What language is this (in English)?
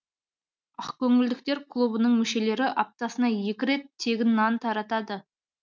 Kazakh